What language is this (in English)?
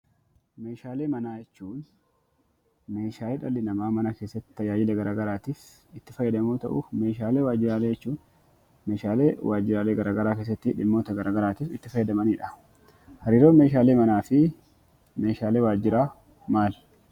Oromo